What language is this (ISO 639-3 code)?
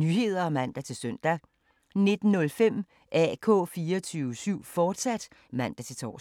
dan